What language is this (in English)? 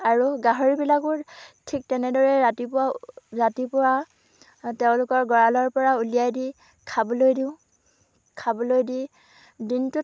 Assamese